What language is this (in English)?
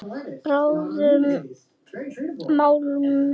Icelandic